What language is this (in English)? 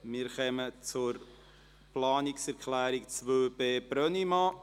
Swiss German